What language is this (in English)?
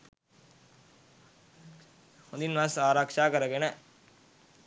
Sinhala